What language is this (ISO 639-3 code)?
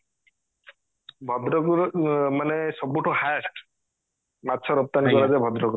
ori